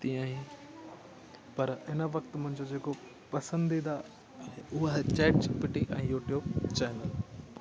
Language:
Sindhi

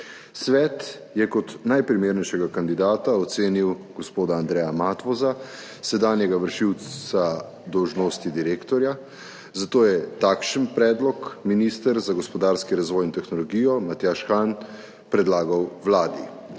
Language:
Slovenian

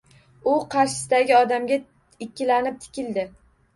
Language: Uzbek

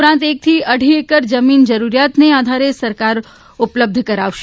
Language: Gujarati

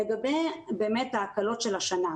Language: Hebrew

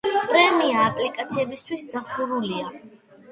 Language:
Georgian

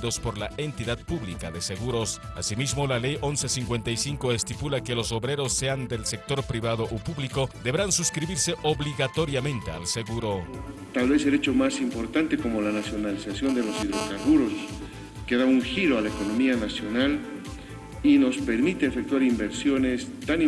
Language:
Spanish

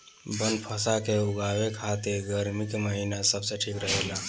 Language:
Bhojpuri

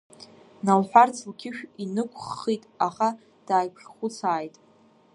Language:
Abkhazian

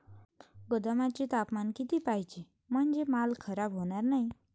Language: Marathi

